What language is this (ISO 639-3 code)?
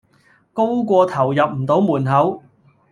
yue